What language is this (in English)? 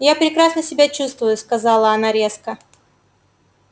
Russian